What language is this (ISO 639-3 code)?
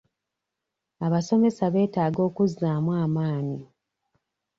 lug